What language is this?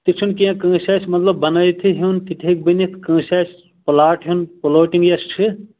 Kashmiri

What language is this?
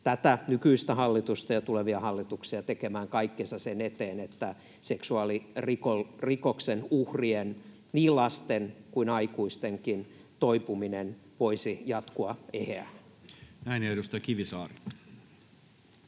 Finnish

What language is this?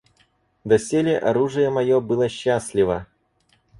Russian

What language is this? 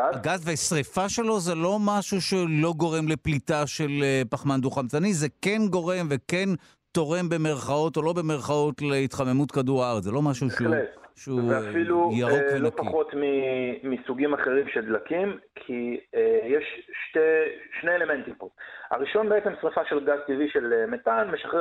Hebrew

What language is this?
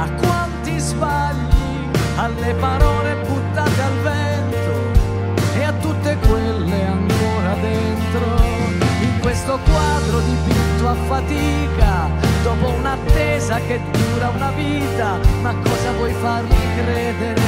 Italian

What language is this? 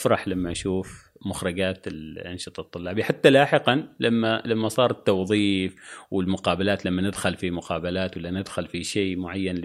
Arabic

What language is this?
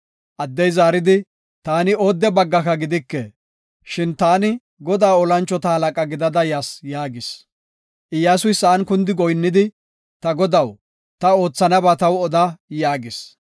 Gofa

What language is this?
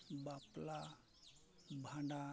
Santali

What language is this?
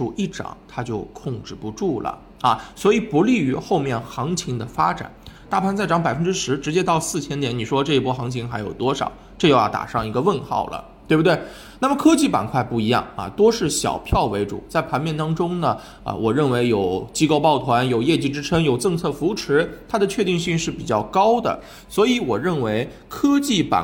Chinese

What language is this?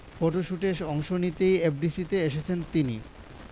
Bangla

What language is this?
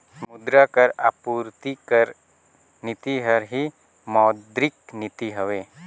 Chhattisgarhi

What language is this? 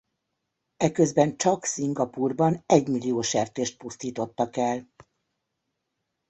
Hungarian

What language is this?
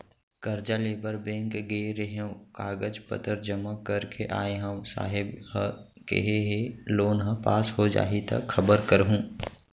Chhattisgarhi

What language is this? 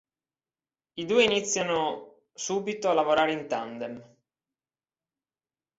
Italian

